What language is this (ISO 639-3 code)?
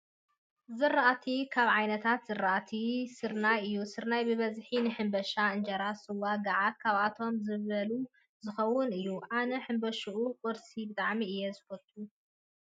tir